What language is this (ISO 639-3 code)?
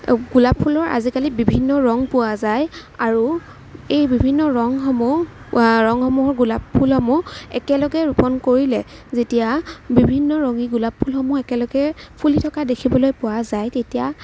asm